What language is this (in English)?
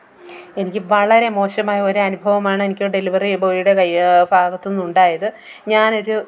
Malayalam